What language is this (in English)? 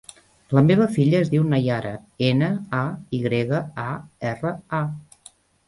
Catalan